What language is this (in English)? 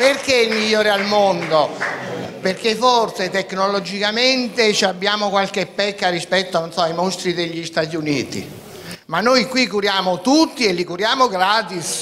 Italian